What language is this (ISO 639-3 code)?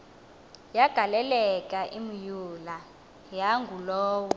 xho